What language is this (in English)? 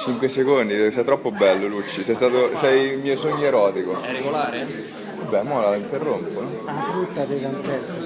Italian